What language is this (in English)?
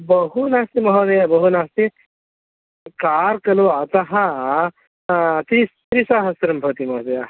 Sanskrit